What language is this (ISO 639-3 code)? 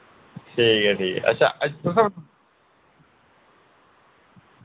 doi